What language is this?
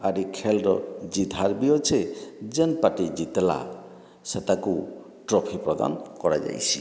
Odia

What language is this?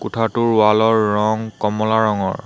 Assamese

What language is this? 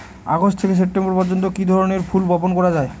Bangla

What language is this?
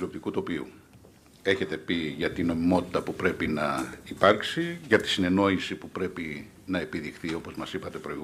Greek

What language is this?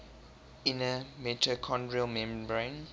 English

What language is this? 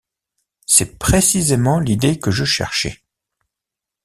French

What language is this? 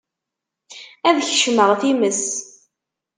Kabyle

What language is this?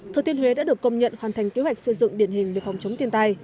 Vietnamese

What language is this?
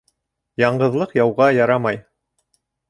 Bashkir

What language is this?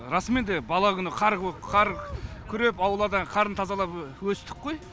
Kazakh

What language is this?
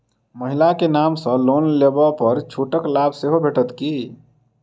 Maithili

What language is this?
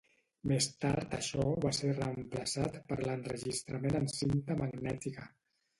Catalan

